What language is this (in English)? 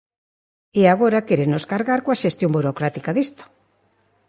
Galician